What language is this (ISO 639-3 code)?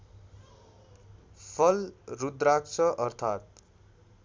nep